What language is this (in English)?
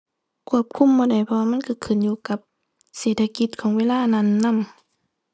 Thai